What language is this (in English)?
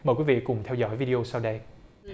Vietnamese